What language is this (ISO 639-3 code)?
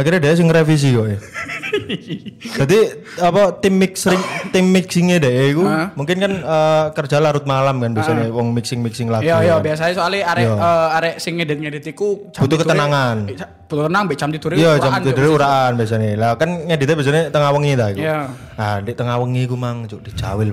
ind